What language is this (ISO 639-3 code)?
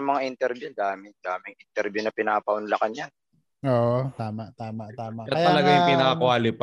fil